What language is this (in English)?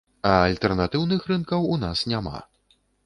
Belarusian